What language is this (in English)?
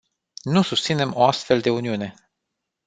Romanian